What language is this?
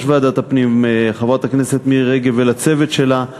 Hebrew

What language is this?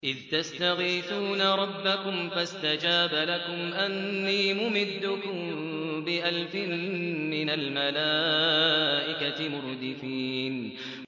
Arabic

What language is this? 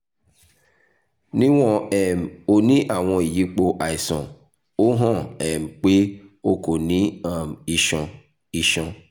Yoruba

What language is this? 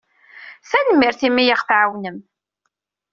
Kabyle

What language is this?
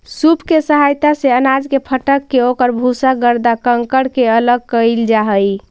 Magahi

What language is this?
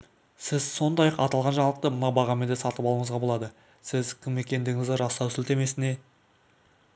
Kazakh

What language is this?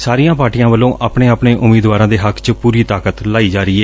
Punjabi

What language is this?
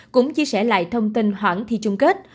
Vietnamese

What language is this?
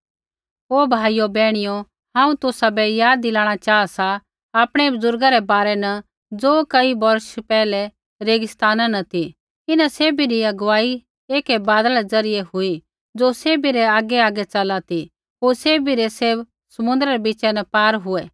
Kullu Pahari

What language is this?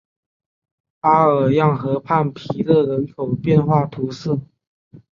Chinese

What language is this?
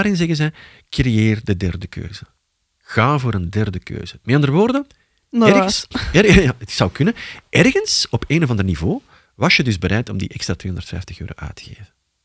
Dutch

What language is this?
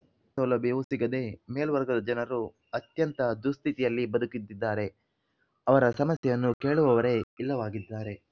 Kannada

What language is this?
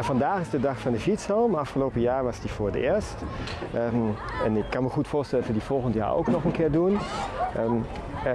Dutch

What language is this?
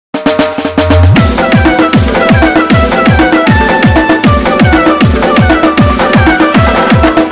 Indonesian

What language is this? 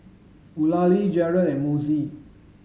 English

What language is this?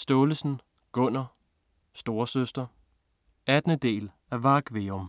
Danish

